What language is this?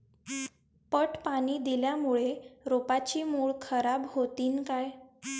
Marathi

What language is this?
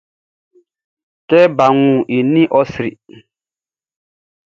Baoulé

